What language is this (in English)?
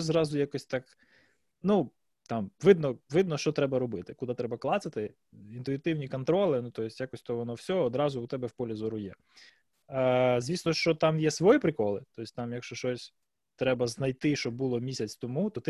Ukrainian